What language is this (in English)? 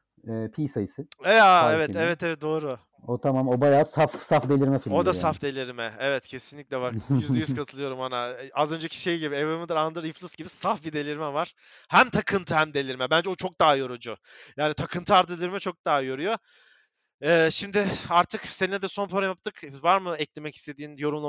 Turkish